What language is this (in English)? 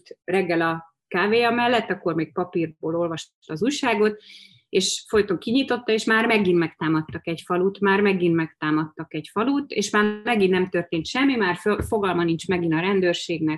Hungarian